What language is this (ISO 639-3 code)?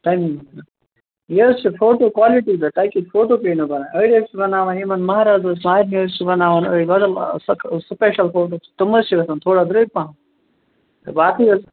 kas